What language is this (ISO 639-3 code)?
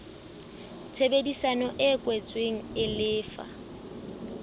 sot